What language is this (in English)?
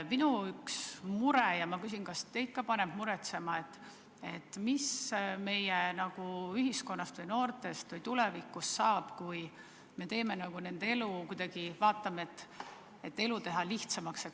Estonian